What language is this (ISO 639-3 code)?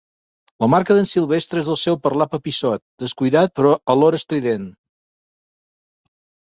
cat